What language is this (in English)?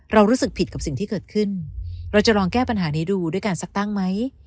Thai